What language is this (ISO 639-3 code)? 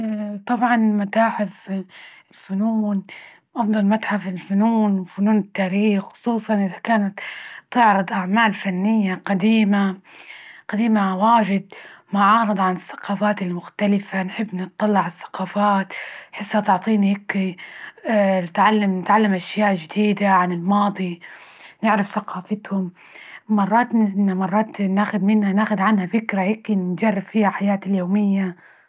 ayl